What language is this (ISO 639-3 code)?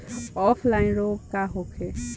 bho